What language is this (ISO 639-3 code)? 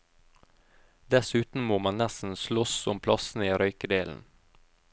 nor